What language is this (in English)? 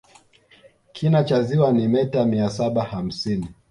Swahili